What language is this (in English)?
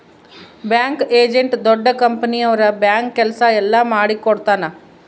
Kannada